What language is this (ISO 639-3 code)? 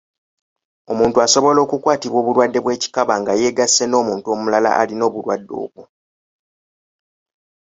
lug